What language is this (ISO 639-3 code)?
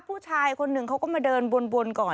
tha